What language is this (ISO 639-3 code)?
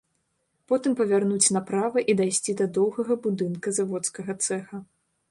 bel